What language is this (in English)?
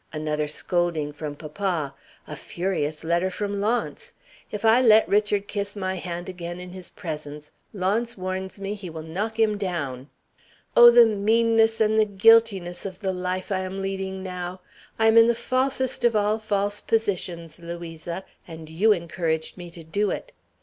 English